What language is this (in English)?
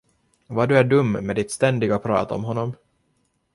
Swedish